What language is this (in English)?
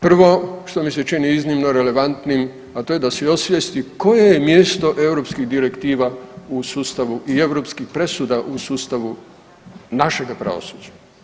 Croatian